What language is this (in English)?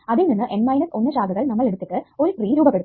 Malayalam